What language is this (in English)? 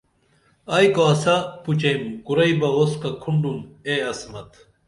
Dameli